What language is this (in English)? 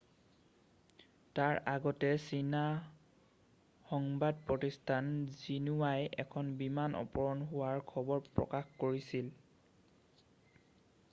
Assamese